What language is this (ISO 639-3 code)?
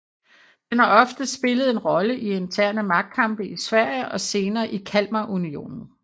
dan